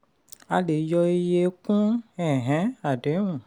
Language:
Yoruba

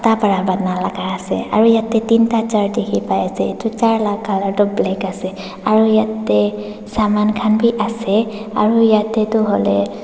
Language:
Naga Pidgin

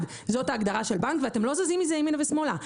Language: Hebrew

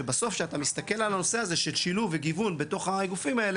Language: Hebrew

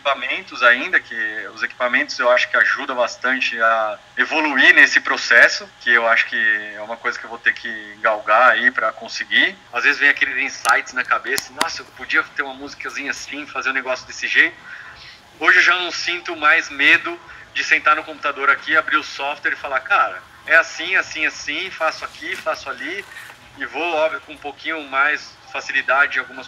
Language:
Portuguese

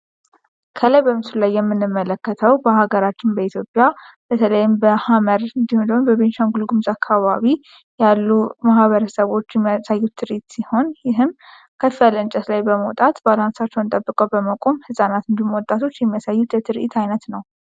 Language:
Amharic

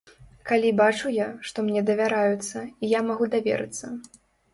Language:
Belarusian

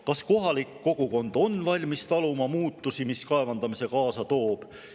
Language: Estonian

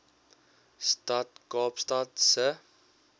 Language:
Afrikaans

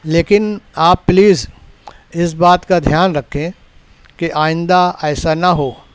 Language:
Urdu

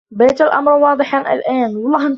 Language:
Arabic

